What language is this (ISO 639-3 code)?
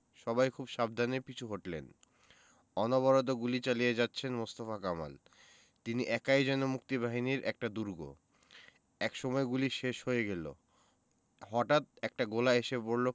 ben